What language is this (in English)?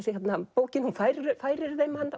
Icelandic